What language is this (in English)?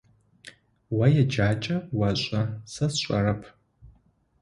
Adyghe